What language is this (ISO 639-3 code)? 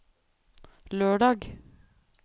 nor